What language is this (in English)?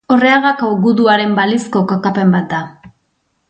Basque